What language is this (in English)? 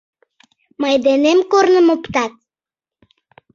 Mari